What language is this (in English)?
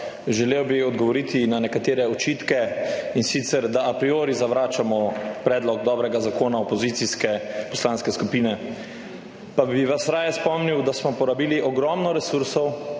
Slovenian